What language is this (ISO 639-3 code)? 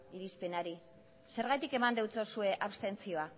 eus